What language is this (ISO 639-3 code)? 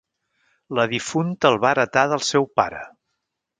cat